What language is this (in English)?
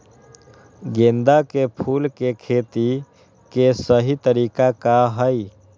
Magahi